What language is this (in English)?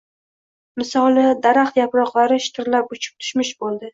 Uzbek